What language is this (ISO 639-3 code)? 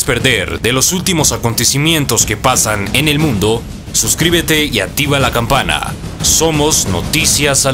spa